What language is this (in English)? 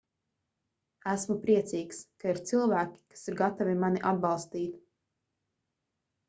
Latvian